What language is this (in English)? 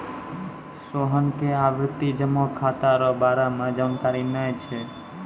Maithili